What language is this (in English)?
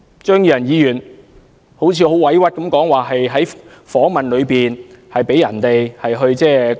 Cantonese